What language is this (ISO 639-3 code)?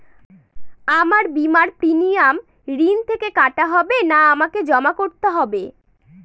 ben